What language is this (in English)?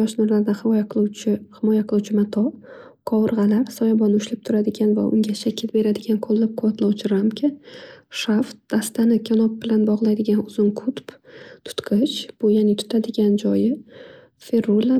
Uzbek